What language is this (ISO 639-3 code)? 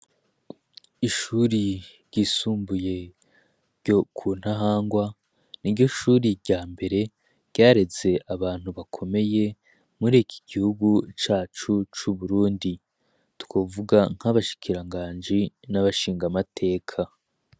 run